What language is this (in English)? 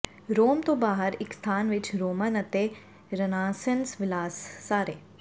Punjabi